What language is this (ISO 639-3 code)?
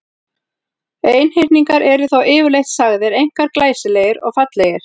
isl